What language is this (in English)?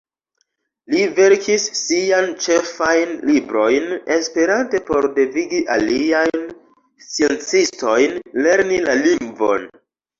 Esperanto